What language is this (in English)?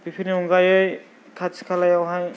Bodo